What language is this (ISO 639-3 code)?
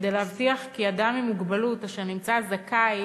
heb